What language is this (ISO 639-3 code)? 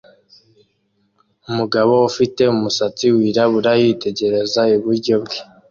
kin